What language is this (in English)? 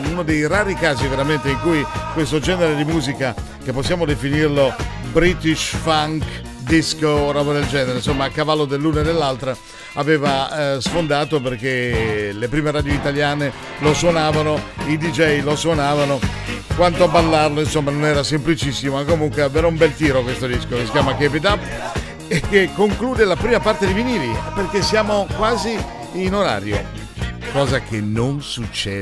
Italian